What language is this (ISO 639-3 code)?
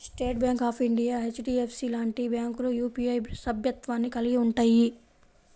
tel